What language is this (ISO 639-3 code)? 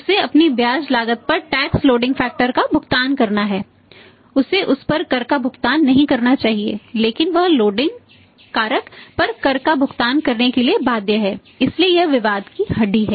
hin